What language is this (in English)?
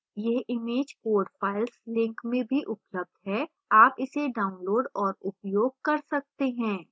Hindi